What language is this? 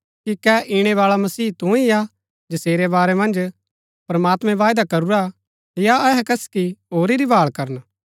Gaddi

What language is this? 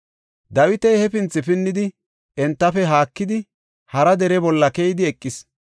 Gofa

